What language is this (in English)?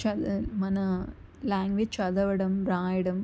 Telugu